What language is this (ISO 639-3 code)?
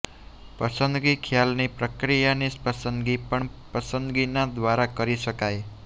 guj